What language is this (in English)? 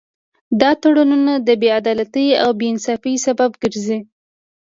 Pashto